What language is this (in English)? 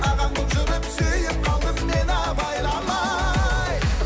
Kazakh